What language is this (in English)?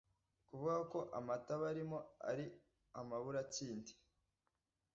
Kinyarwanda